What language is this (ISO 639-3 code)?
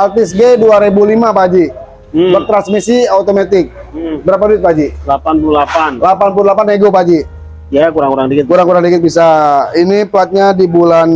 ind